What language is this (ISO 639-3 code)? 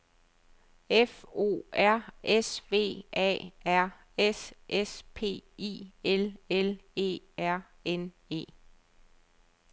dan